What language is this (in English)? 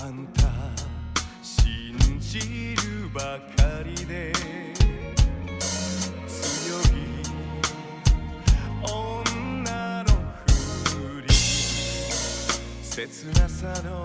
Korean